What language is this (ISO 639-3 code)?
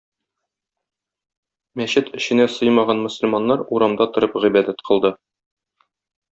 tat